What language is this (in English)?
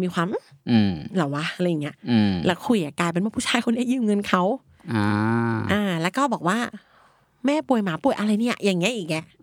Thai